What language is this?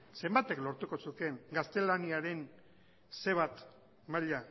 Basque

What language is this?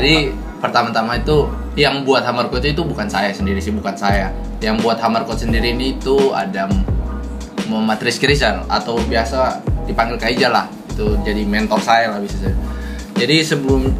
Indonesian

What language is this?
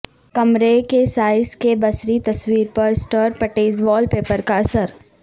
Urdu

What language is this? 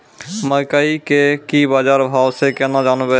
Maithili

